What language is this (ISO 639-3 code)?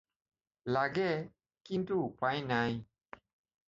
asm